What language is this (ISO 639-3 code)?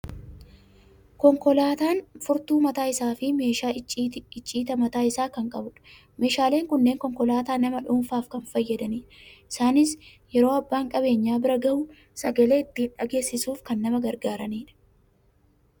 orm